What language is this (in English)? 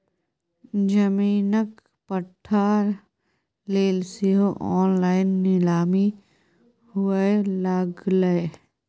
Maithili